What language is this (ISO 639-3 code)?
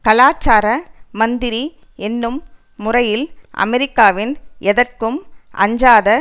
tam